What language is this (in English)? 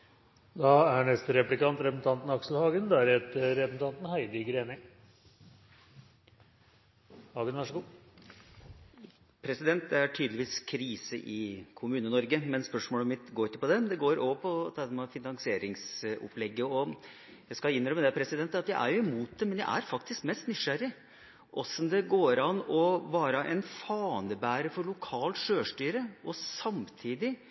Norwegian